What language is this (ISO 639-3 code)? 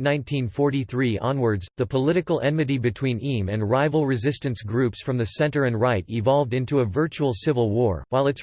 eng